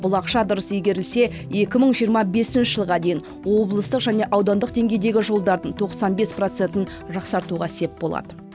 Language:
Kazakh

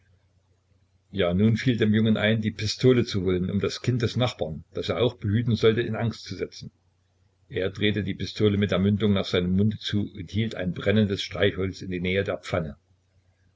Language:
German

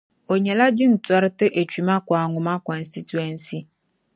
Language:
Dagbani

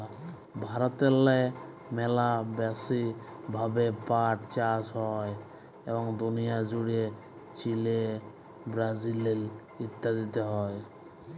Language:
Bangla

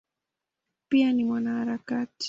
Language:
Swahili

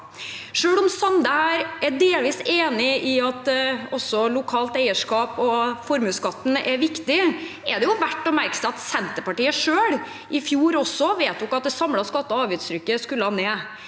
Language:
Norwegian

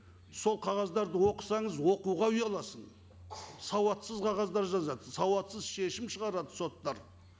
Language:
Kazakh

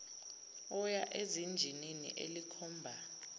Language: Zulu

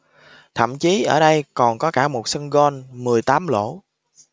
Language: Vietnamese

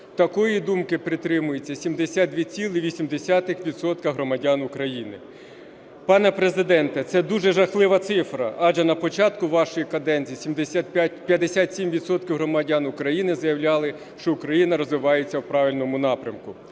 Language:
Ukrainian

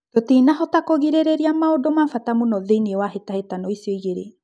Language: Kikuyu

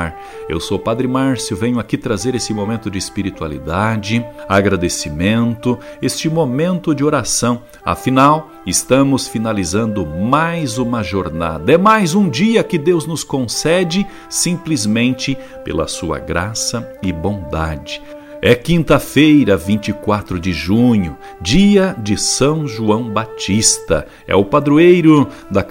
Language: Portuguese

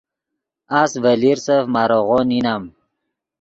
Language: Yidgha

